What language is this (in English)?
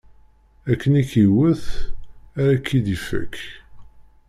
Kabyle